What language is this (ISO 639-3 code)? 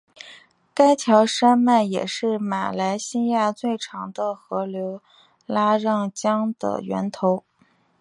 zho